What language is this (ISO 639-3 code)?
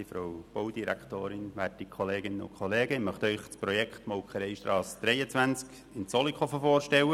gsw